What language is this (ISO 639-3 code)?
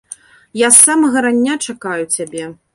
bel